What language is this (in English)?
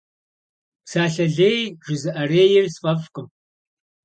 Kabardian